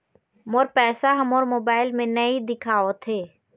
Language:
Chhattisgarhi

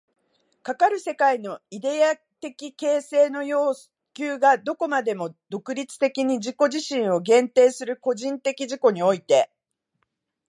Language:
Japanese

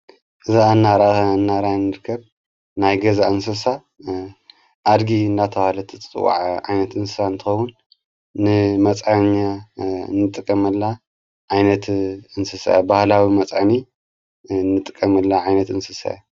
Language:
Tigrinya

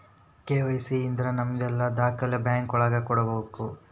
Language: Kannada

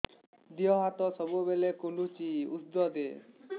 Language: Odia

